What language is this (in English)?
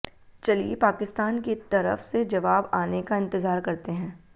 Hindi